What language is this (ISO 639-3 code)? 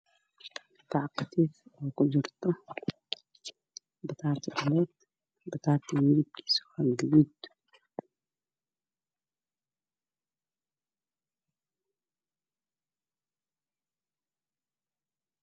som